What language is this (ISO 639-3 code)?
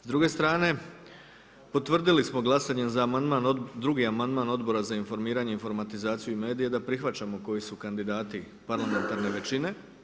hrv